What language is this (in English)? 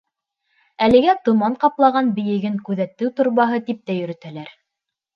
Bashkir